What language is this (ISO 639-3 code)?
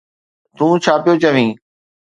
snd